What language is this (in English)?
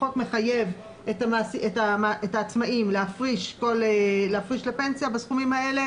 Hebrew